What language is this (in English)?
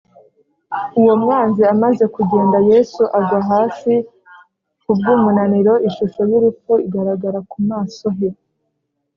Kinyarwanda